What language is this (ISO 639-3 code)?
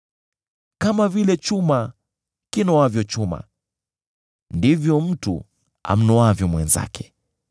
swa